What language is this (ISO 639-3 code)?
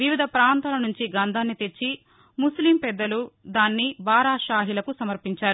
tel